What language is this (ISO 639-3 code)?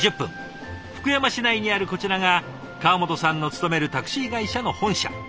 jpn